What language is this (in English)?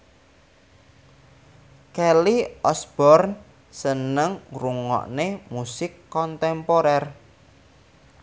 Javanese